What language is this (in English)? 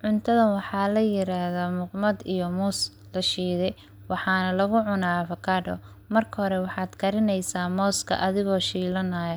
Somali